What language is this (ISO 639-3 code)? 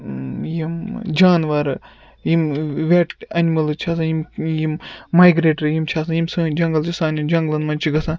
kas